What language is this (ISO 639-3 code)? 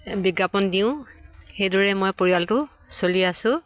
asm